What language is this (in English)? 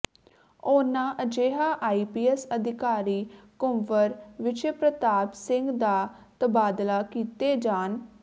Punjabi